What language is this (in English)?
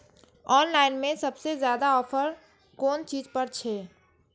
Maithili